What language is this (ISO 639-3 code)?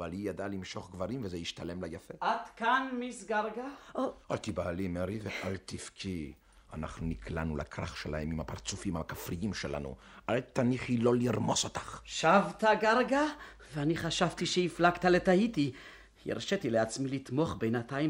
heb